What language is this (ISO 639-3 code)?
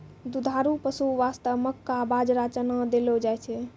mai